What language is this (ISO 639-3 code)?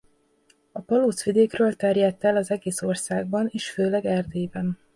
hun